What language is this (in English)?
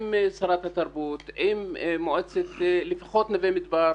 Hebrew